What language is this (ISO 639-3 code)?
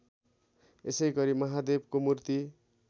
nep